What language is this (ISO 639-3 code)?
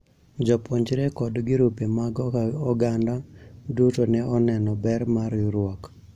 luo